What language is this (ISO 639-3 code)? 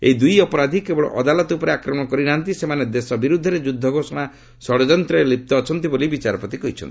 ori